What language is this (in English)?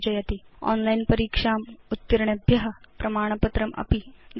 Sanskrit